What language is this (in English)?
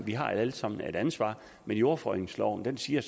Danish